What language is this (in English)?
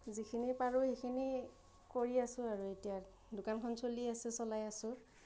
Assamese